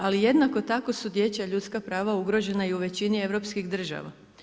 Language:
Croatian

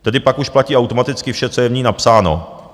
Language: Czech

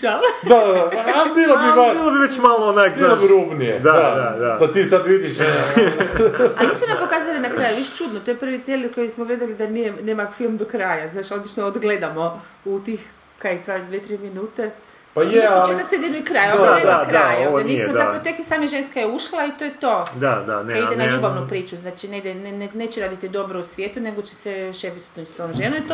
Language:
Croatian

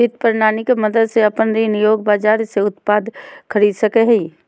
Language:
Magahi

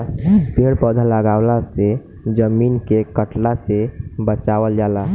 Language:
Bhojpuri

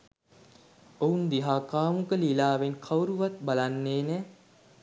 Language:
Sinhala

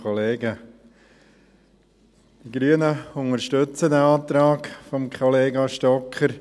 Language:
Swiss German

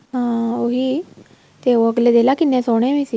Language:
Punjabi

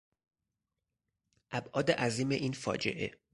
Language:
Persian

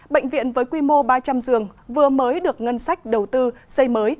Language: Vietnamese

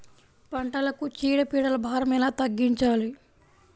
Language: Telugu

